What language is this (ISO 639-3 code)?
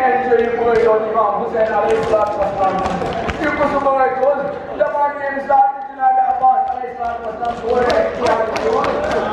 ara